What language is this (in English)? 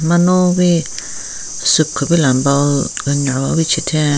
Southern Rengma Naga